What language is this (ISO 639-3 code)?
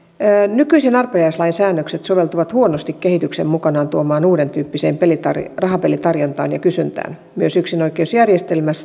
fin